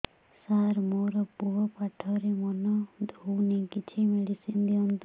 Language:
Odia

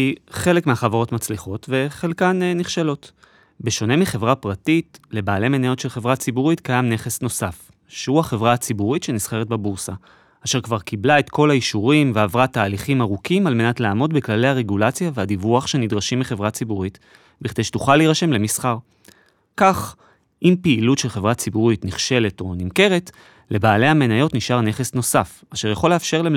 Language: Hebrew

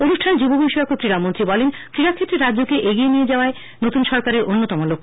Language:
Bangla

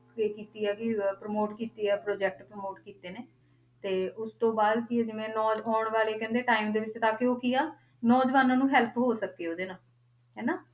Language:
Punjabi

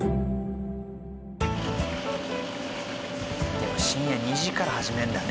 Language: Japanese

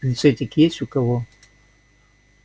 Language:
Russian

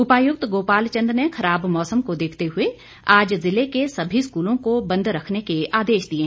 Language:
Hindi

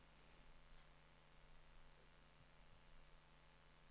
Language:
Norwegian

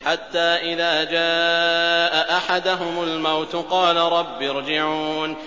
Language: Arabic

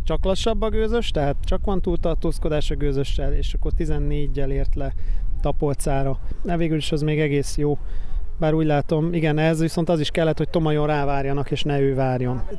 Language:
Hungarian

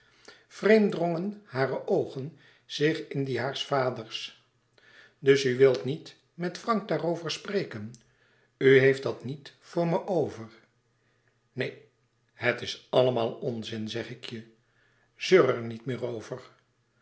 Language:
Dutch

